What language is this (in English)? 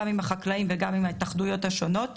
Hebrew